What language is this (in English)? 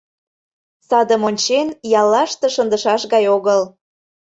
Mari